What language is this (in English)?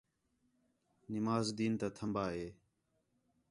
Khetrani